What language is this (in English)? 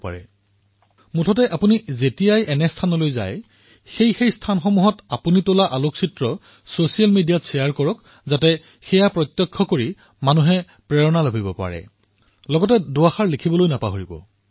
Assamese